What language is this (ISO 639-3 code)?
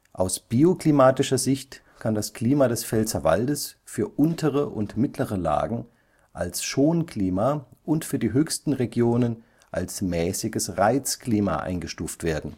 deu